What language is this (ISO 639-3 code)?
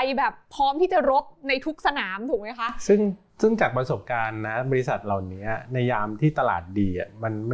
tha